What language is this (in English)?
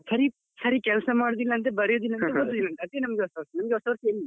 Kannada